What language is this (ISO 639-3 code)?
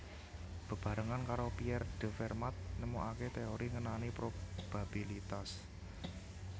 jav